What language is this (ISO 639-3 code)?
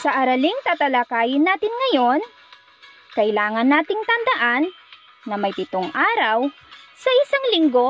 fil